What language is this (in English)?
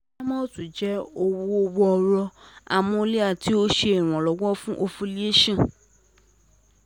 Yoruba